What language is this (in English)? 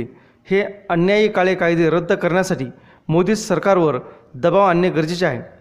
Marathi